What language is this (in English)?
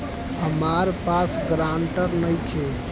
Bhojpuri